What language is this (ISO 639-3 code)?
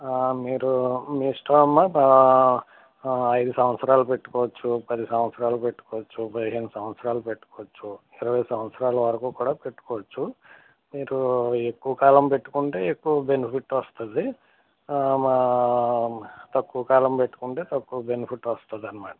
tel